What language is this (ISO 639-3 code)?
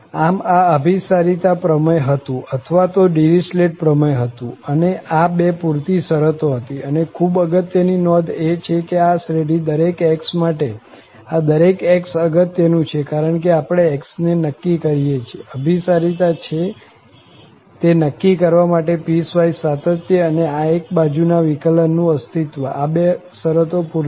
guj